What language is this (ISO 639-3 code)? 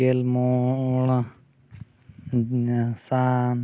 sat